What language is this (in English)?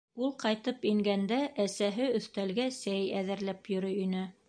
Bashkir